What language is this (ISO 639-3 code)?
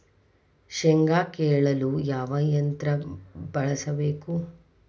kan